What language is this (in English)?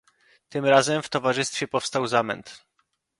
Polish